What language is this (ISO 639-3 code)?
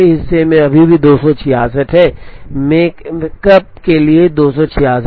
hin